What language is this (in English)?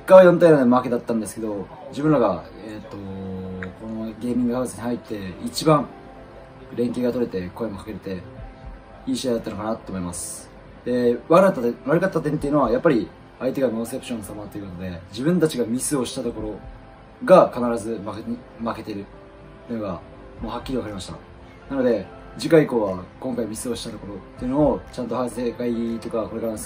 Japanese